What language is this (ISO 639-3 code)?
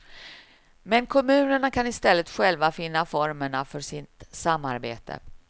swe